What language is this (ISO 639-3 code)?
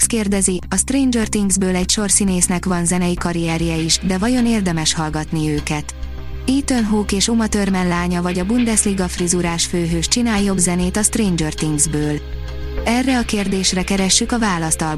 hun